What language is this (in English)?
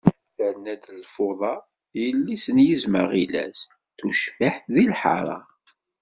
Kabyle